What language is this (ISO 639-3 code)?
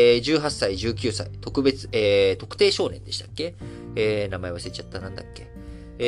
jpn